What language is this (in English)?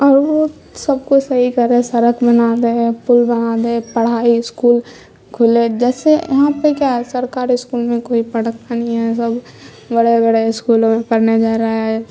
Urdu